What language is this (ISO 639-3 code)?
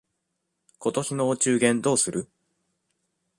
jpn